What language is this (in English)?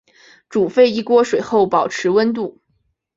Chinese